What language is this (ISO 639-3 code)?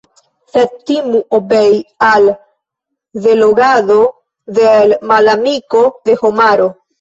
epo